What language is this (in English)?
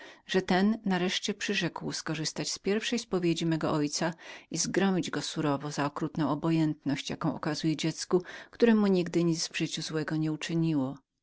Polish